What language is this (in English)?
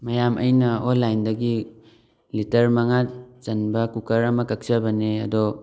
Manipuri